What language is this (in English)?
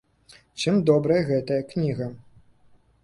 Belarusian